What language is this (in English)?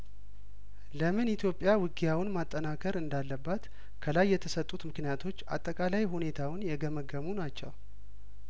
Amharic